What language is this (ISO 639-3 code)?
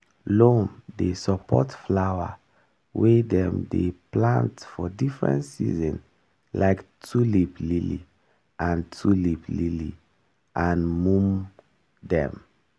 pcm